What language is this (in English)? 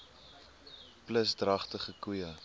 Afrikaans